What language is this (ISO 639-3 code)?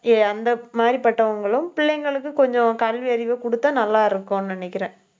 tam